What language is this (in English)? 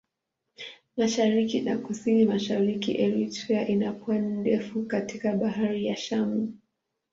Swahili